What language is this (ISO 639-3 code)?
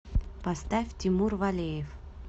rus